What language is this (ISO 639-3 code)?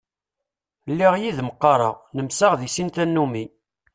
kab